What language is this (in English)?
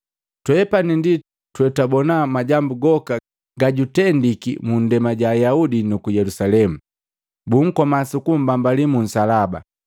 Matengo